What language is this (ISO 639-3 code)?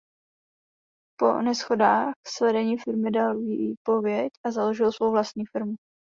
ces